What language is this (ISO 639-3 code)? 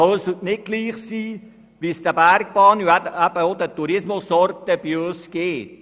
gsw